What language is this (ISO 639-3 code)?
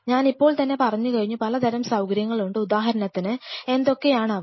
mal